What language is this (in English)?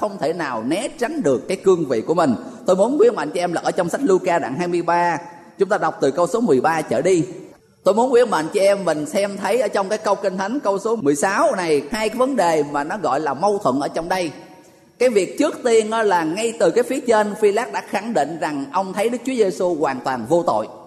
Vietnamese